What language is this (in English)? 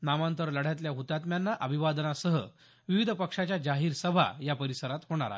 Marathi